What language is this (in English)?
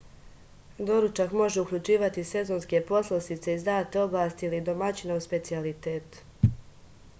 Serbian